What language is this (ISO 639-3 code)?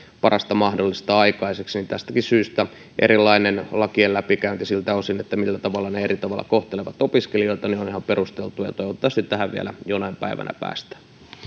fin